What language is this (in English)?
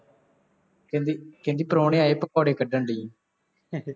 Punjabi